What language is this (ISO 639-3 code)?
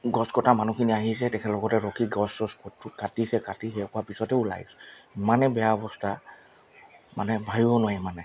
asm